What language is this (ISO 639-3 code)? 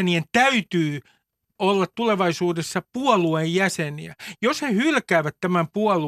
fin